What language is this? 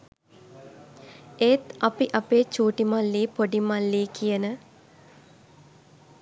Sinhala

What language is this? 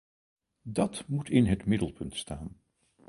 Dutch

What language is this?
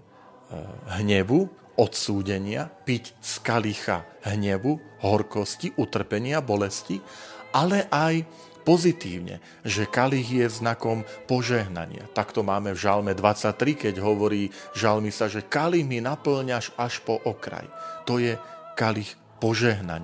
Slovak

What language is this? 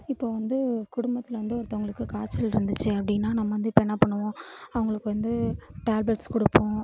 Tamil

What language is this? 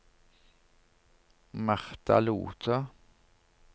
Norwegian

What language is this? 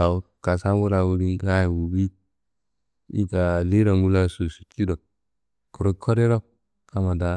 Kanembu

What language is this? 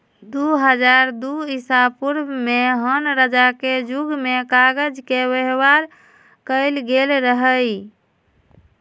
Magahi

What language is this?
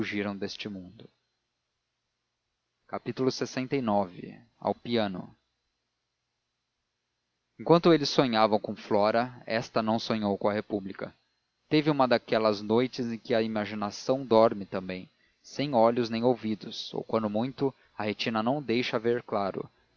Portuguese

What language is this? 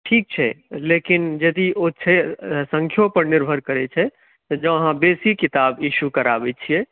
Maithili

